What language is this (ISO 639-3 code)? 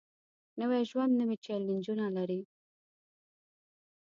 pus